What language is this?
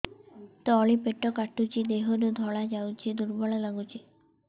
Odia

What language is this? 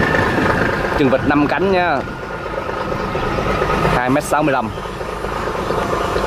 Vietnamese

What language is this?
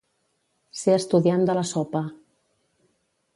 Catalan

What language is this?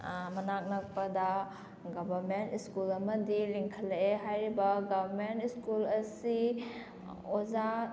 Manipuri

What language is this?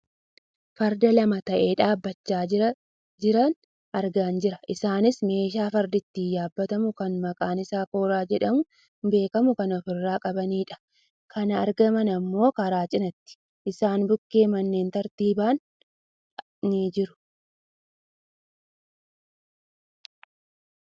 Oromo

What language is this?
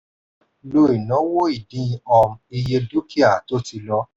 Yoruba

